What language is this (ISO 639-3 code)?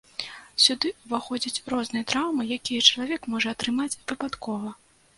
bel